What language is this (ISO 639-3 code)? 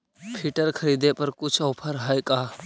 mag